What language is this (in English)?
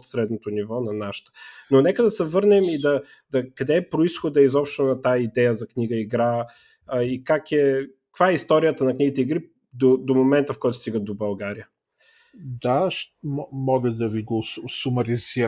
Bulgarian